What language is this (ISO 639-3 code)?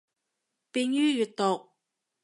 yue